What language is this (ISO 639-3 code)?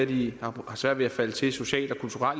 dan